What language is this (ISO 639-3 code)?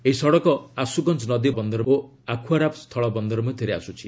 ori